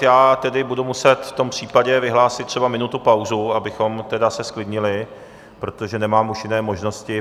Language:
Czech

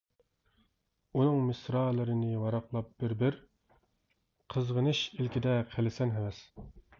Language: Uyghur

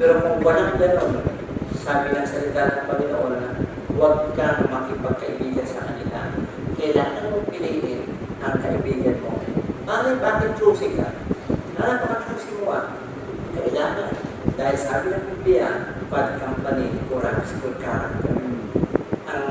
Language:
Filipino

